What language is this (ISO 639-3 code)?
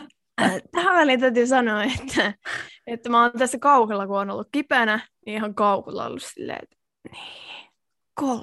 fin